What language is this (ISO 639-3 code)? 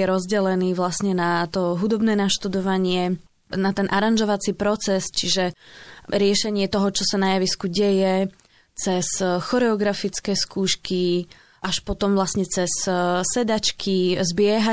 slk